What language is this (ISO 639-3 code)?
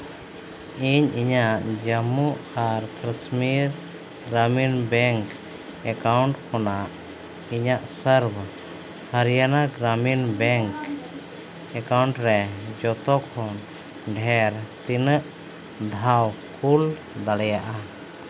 sat